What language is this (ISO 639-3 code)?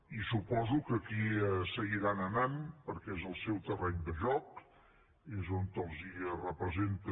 cat